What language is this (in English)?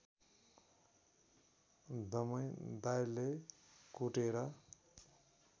Nepali